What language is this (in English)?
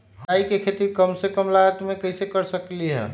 Magahi